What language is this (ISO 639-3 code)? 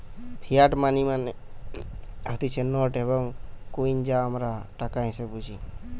ben